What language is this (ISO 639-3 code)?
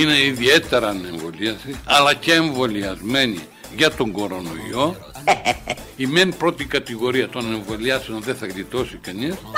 ell